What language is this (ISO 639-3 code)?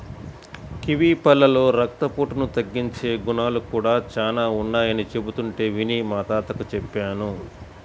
tel